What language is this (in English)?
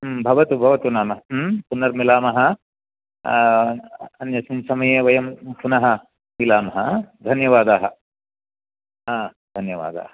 Sanskrit